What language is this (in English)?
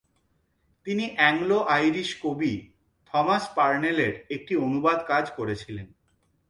Bangla